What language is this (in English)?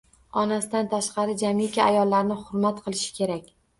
Uzbek